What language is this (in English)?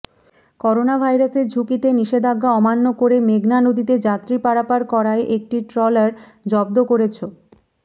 Bangla